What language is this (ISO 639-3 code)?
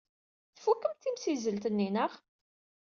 kab